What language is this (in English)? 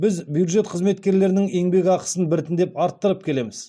Kazakh